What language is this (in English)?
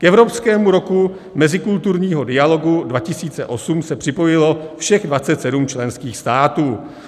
Czech